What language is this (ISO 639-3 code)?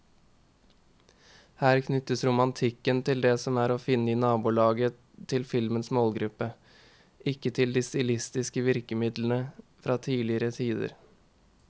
nor